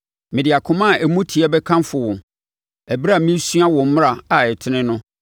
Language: Akan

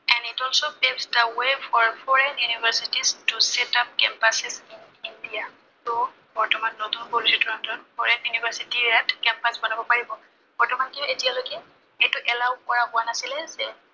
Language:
Assamese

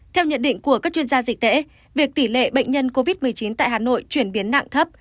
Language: Vietnamese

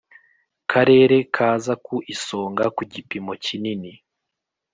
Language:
Kinyarwanda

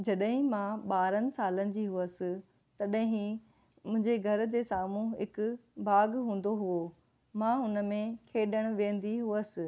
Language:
Sindhi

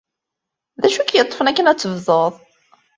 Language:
Kabyle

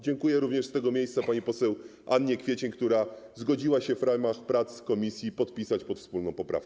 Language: Polish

